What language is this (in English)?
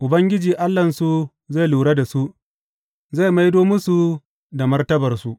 Hausa